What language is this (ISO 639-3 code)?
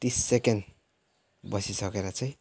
nep